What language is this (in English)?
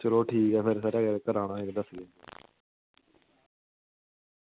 Dogri